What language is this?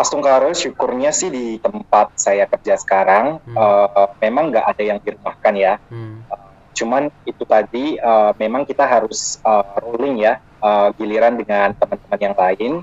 Indonesian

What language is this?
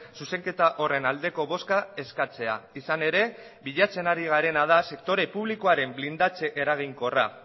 Basque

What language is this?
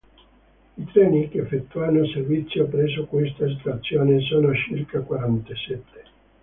Italian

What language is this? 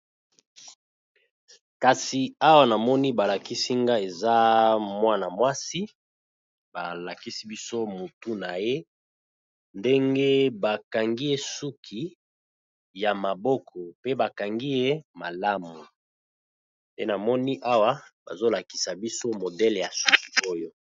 Lingala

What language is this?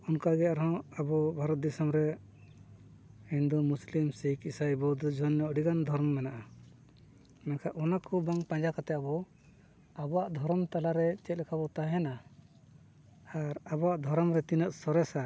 Santali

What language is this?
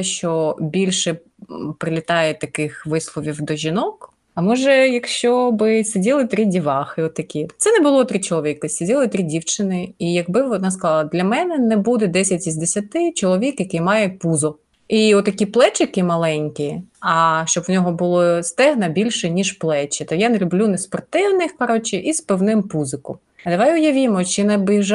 Ukrainian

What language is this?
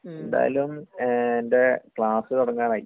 Malayalam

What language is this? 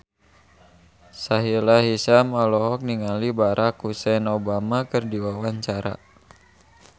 Sundanese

